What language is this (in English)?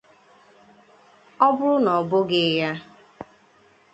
Igbo